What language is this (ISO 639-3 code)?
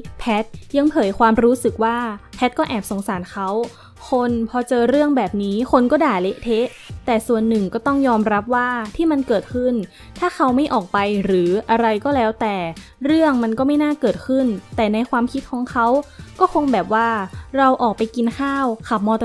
tha